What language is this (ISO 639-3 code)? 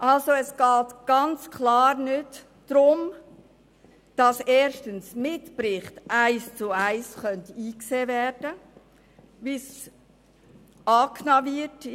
gsw